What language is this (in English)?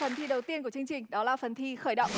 Vietnamese